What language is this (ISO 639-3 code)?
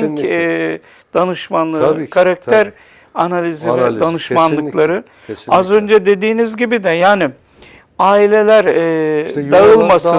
tur